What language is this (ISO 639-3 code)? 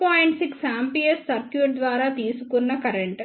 tel